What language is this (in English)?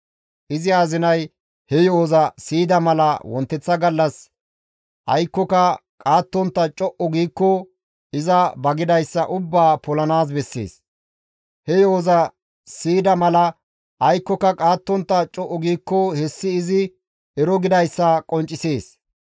Gamo